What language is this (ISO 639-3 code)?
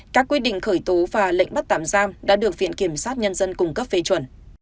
vie